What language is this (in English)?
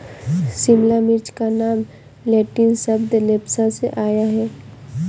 Hindi